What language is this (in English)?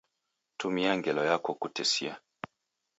Taita